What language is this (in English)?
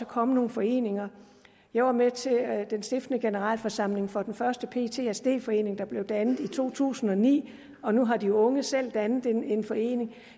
Danish